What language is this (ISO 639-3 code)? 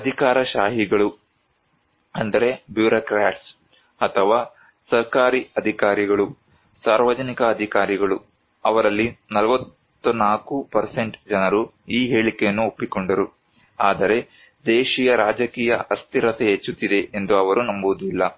kan